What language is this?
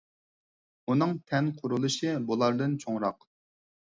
Uyghur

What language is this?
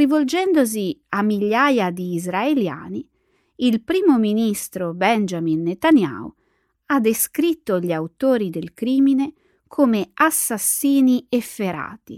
Italian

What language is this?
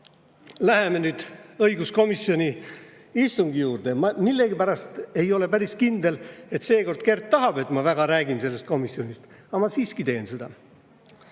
Estonian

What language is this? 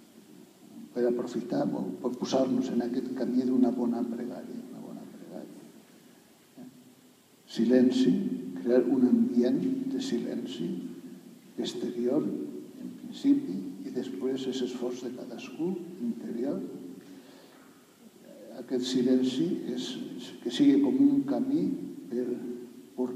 Greek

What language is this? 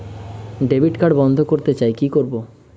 Bangla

